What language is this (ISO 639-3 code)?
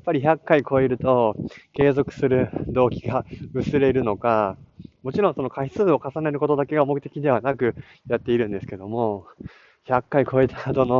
jpn